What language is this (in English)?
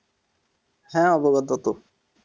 Bangla